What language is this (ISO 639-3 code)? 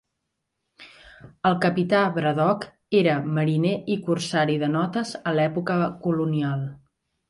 cat